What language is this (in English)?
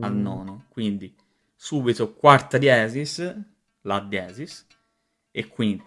Italian